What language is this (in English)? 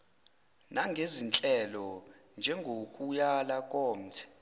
Zulu